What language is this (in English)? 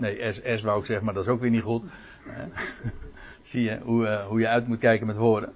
Dutch